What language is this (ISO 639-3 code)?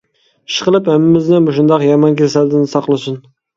uig